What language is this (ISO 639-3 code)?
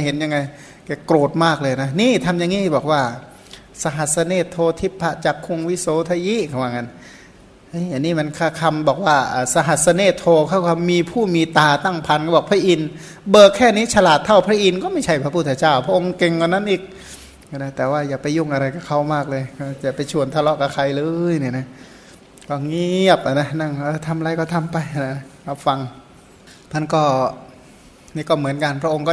tha